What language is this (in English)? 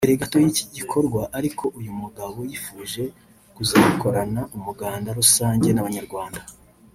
Kinyarwanda